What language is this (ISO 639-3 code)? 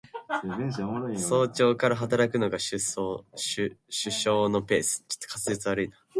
jpn